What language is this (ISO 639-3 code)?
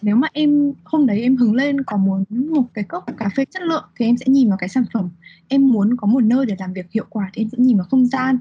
vie